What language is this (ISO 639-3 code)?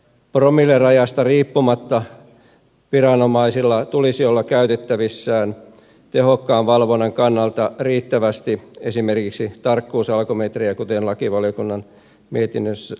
fin